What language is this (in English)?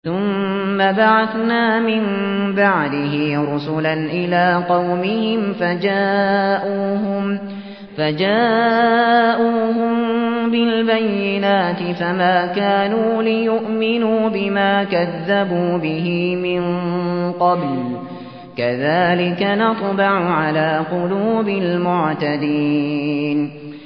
Arabic